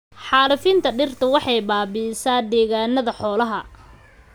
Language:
Somali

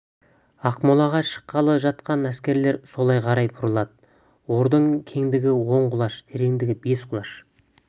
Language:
Kazakh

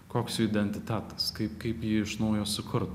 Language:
Lithuanian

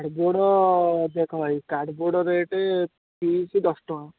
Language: Odia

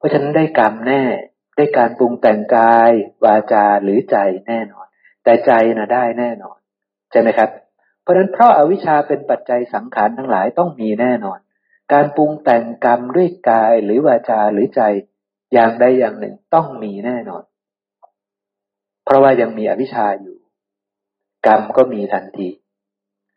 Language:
Thai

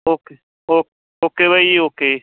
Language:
Punjabi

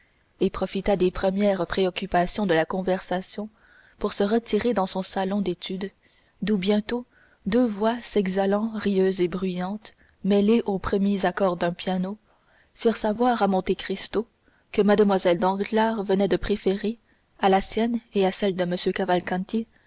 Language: French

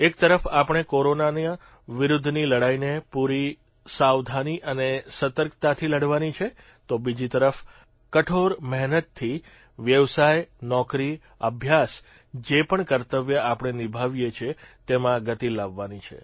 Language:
Gujarati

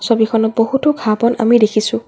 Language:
Assamese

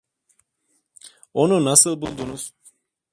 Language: Turkish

